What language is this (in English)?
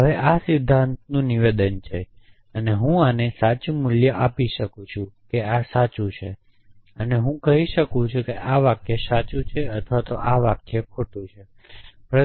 Gujarati